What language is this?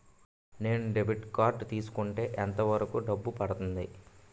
Telugu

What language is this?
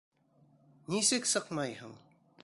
Bashkir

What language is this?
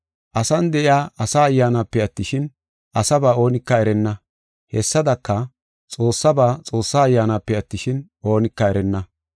Gofa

